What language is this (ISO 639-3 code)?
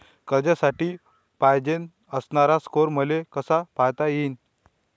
mar